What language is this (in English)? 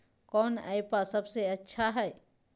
Magahi